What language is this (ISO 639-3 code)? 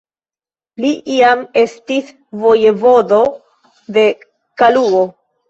epo